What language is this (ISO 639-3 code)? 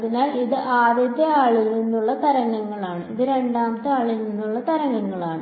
mal